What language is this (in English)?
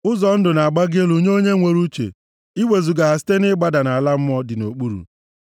Igbo